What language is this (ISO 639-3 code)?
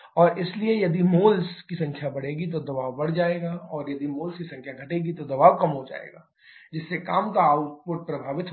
hin